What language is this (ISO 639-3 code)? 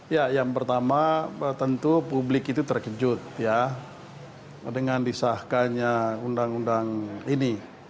ind